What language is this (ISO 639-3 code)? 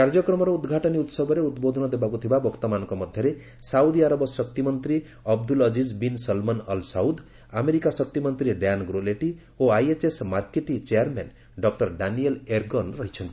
ori